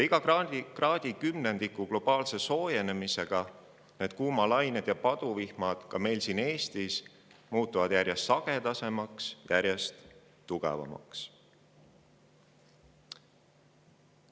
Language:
Estonian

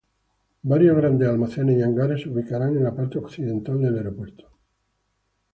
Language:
Spanish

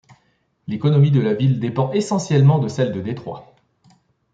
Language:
French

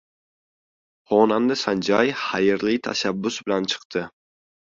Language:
Uzbek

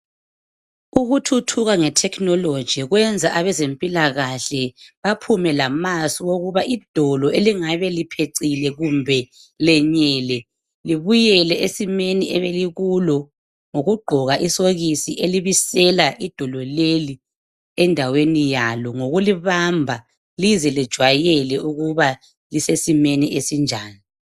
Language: North Ndebele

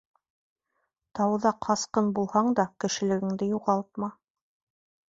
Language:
Bashkir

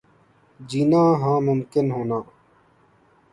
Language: Urdu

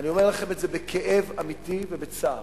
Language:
Hebrew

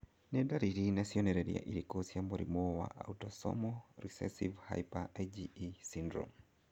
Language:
Kikuyu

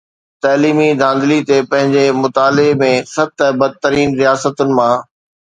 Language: Sindhi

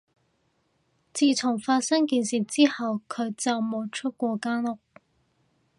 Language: Cantonese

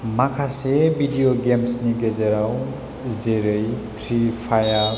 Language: Bodo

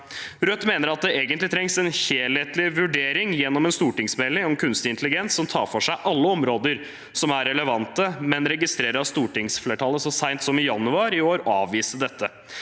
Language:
Norwegian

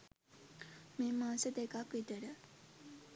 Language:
Sinhala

